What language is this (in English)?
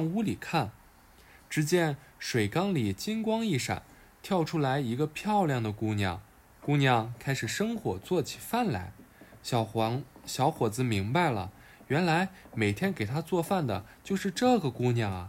Chinese